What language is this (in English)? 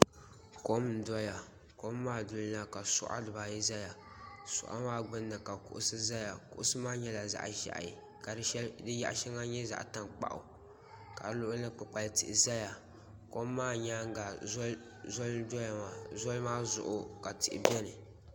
Dagbani